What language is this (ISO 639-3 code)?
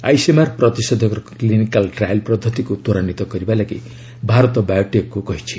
ori